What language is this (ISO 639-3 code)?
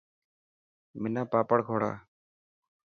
mki